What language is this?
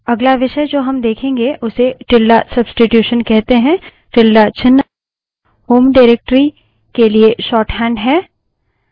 Hindi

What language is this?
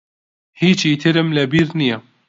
Central Kurdish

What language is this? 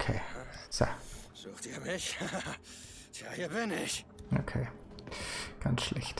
German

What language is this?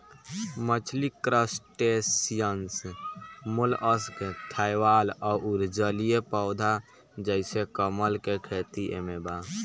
Bhojpuri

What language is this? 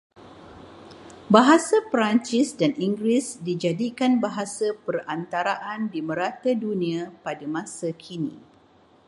Malay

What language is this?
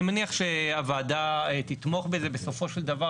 Hebrew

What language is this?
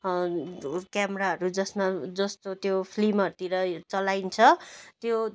Nepali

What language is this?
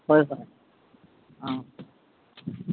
Manipuri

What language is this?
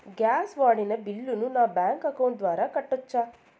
Telugu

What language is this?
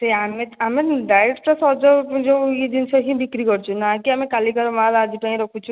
Odia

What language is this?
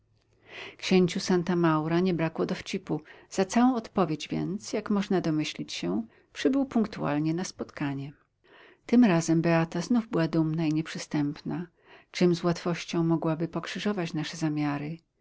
Polish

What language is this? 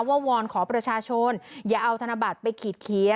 Thai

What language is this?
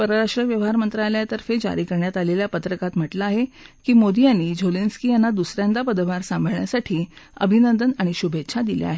Marathi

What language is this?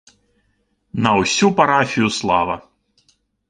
Belarusian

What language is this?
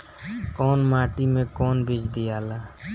Bhojpuri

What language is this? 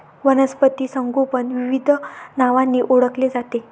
Marathi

